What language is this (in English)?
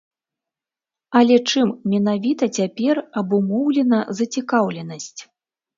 Belarusian